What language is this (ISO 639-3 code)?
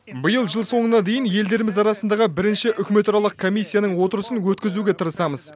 kaz